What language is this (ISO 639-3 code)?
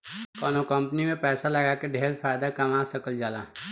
bho